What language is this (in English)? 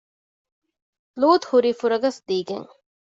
Divehi